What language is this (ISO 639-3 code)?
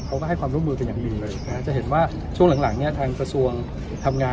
tha